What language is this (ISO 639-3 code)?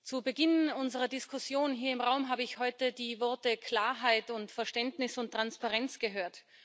deu